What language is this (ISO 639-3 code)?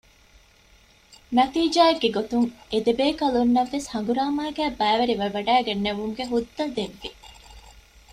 div